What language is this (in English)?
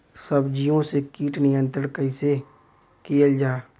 Bhojpuri